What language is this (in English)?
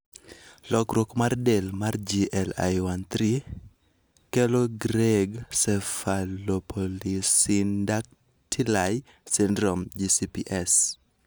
Luo (Kenya and Tanzania)